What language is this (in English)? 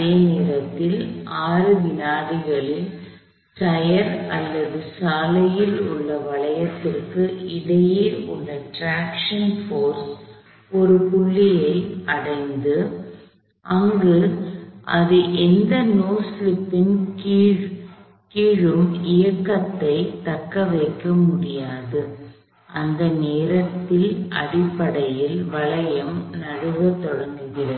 Tamil